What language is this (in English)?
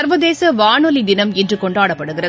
Tamil